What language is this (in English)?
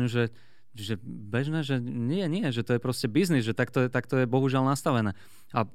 Slovak